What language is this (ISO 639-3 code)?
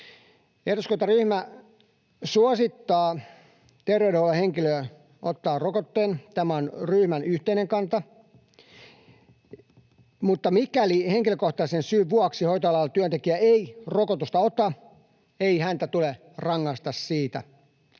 fin